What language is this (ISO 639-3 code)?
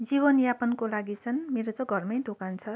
nep